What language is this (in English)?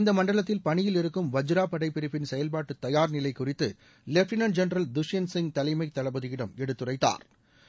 Tamil